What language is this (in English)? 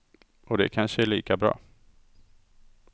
Swedish